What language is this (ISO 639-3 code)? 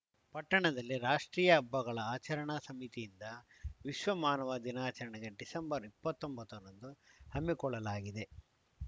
kan